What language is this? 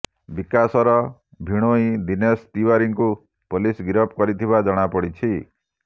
Odia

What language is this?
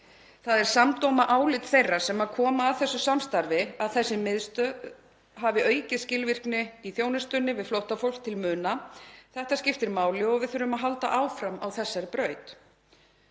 Icelandic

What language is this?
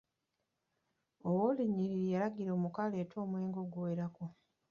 Ganda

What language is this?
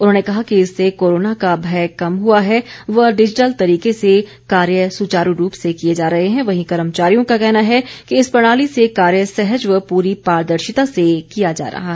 Hindi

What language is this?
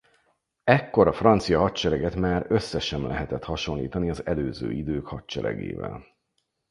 Hungarian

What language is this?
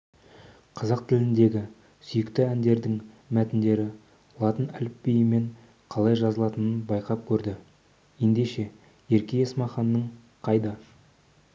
Kazakh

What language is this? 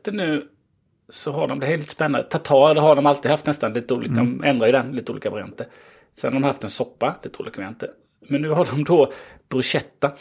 Swedish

